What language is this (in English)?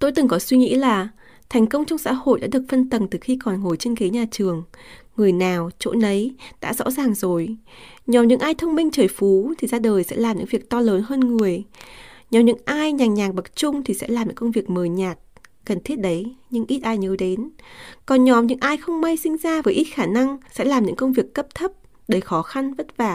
Vietnamese